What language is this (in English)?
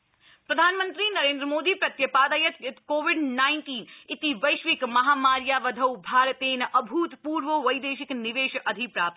Sanskrit